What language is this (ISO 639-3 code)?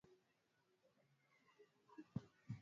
swa